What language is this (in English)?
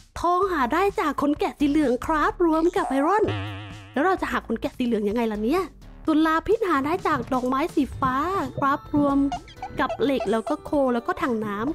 Thai